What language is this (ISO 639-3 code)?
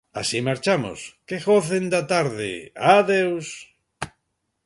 glg